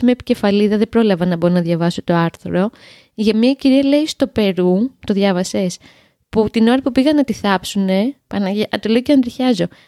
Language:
Greek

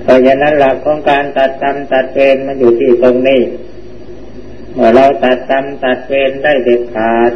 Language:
Thai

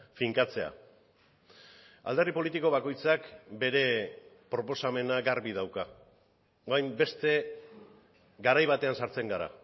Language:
Basque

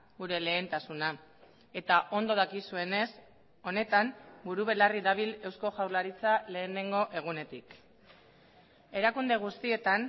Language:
Basque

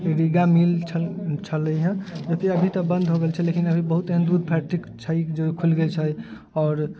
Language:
Maithili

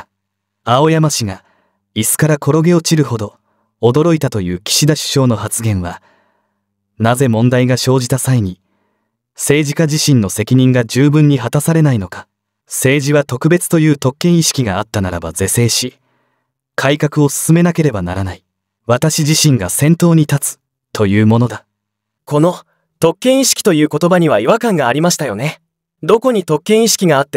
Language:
Japanese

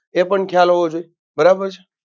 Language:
Gujarati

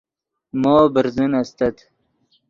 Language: Yidgha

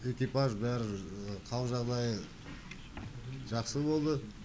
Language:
Kazakh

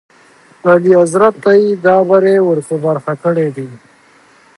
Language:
Pashto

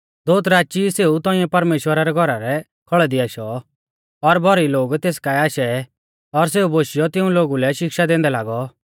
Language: Mahasu Pahari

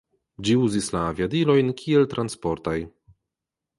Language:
Esperanto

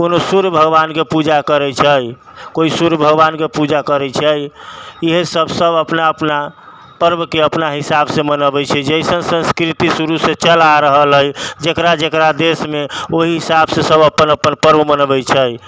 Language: Maithili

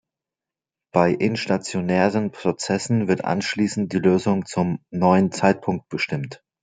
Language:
German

